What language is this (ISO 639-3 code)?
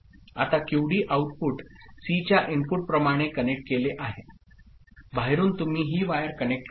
mar